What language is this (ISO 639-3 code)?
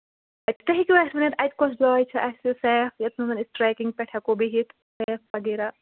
kas